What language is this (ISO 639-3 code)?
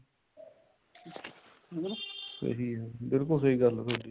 pan